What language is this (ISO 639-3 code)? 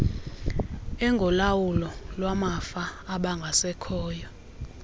xho